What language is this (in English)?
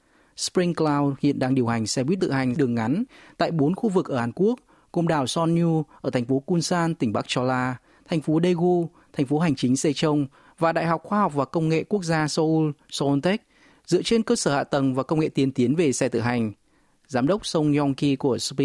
Vietnamese